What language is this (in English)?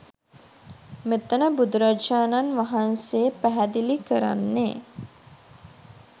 Sinhala